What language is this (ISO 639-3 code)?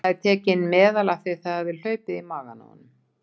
isl